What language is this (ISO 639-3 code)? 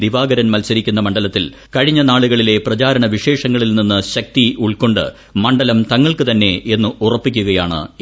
mal